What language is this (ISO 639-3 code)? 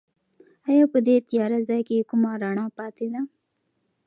pus